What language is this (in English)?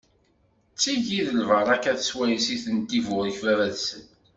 Kabyle